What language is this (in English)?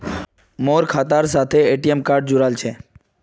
Magahi